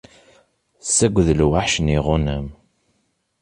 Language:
Kabyle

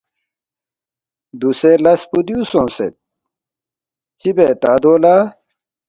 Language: Balti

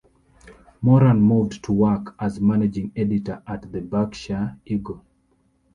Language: English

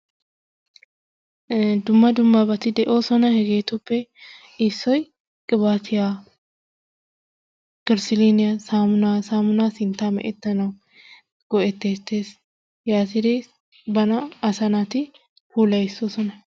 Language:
Wolaytta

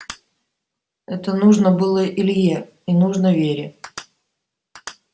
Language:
Russian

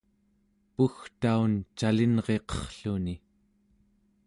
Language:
Central Yupik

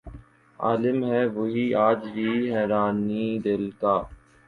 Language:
Urdu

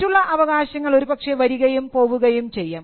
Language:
Malayalam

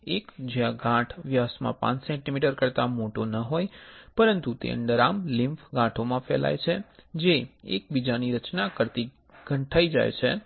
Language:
Gujarati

